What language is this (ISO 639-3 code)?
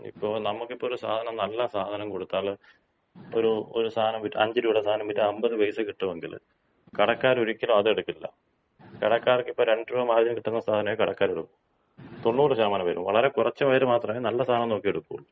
mal